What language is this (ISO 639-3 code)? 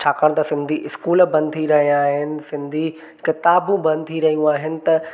snd